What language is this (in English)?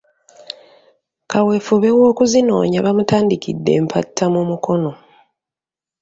Ganda